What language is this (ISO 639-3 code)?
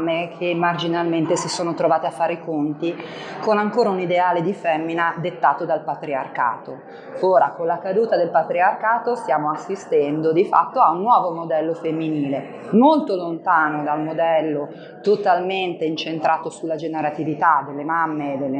ita